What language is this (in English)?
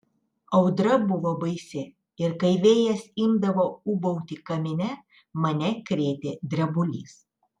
Lithuanian